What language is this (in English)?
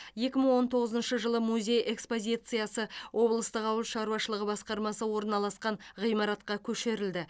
Kazakh